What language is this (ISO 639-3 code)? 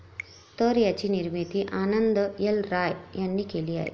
mar